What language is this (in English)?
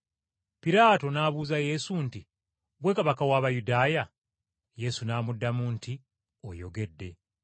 Ganda